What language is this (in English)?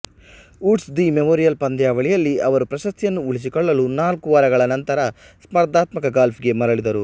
Kannada